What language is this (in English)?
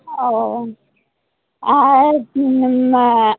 Santali